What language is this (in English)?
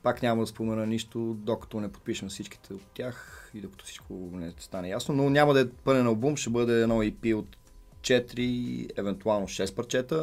Bulgarian